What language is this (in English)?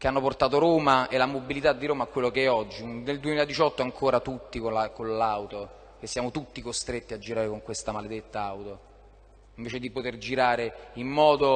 Italian